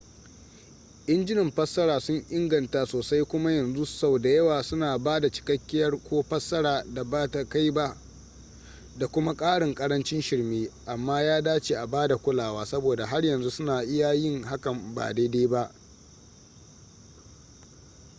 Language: Hausa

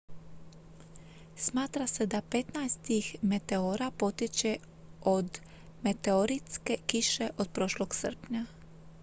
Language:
Croatian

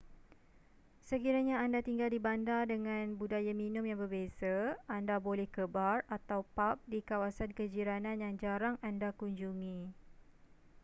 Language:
Malay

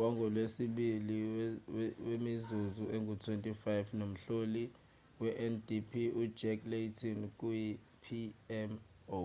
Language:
Zulu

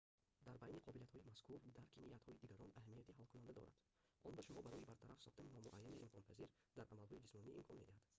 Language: Tajik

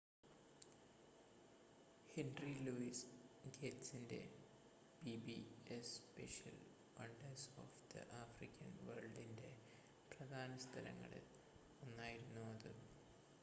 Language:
Malayalam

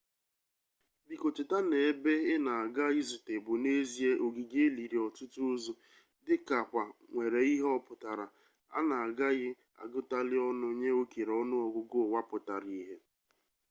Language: Igbo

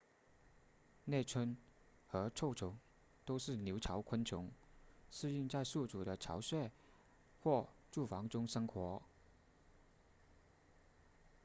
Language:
Chinese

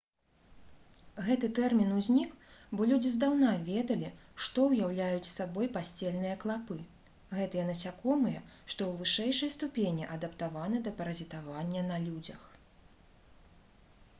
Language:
Belarusian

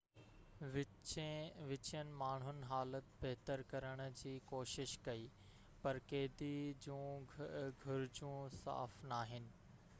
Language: Sindhi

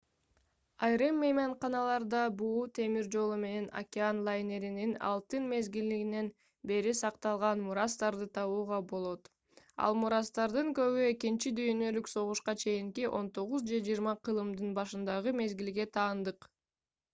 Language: Kyrgyz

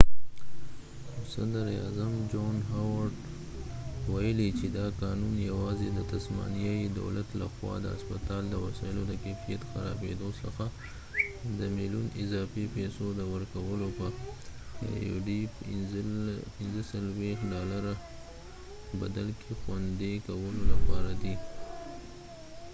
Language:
Pashto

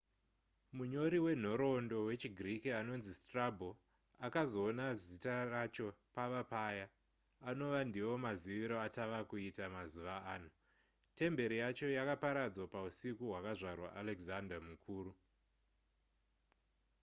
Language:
Shona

